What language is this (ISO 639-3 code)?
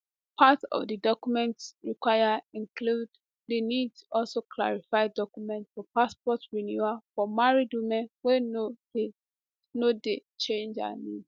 pcm